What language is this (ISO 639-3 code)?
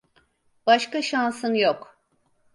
tur